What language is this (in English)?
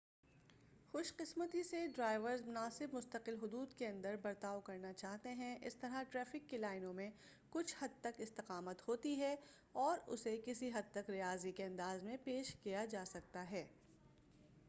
Urdu